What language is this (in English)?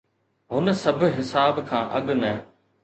Sindhi